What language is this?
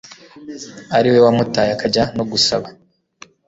Kinyarwanda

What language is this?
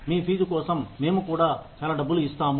Telugu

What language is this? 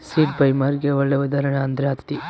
Kannada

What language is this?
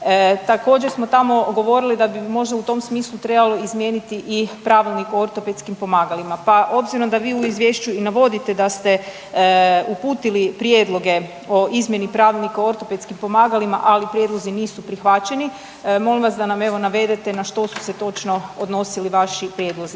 Croatian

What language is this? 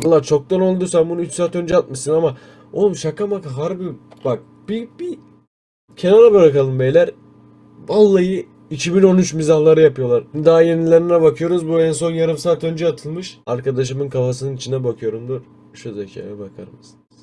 Turkish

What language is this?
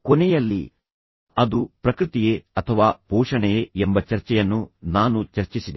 Kannada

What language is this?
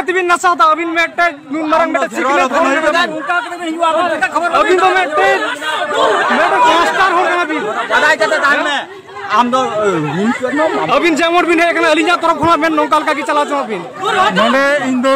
Romanian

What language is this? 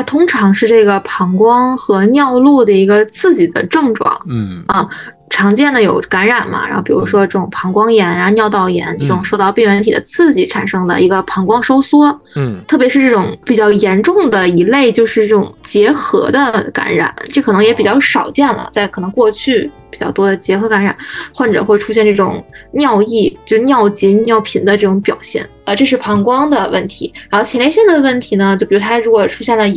Chinese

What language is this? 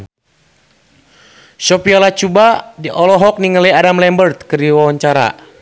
Sundanese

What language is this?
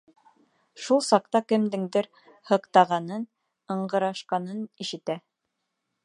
Bashkir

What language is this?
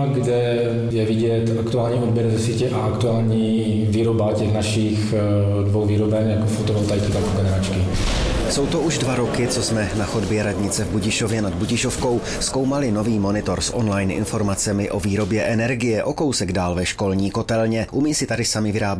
Czech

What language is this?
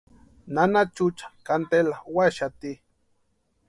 Western Highland Purepecha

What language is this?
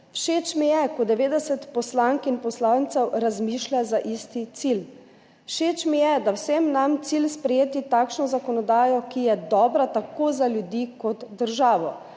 Slovenian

